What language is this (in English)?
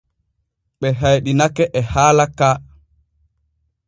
Borgu Fulfulde